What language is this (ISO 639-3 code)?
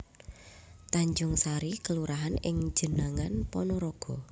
jav